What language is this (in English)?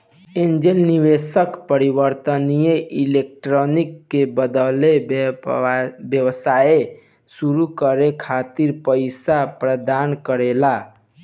Bhojpuri